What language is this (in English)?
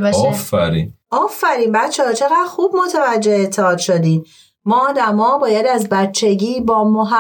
Persian